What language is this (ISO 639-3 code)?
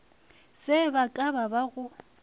nso